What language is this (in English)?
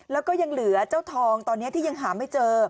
Thai